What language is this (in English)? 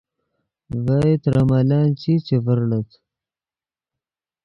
Yidgha